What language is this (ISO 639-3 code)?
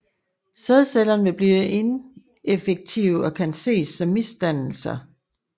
dan